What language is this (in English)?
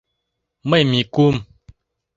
Mari